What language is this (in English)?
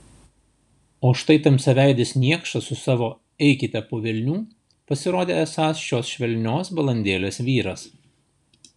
Lithuanian